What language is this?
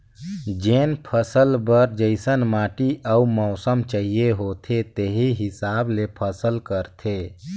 Chhattisgarhi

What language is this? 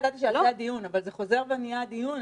Hebrew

